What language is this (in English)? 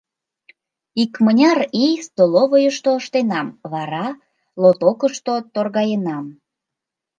Mari